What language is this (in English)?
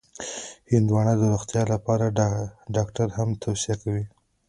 Pashto